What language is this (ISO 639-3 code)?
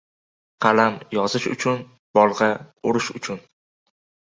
uzb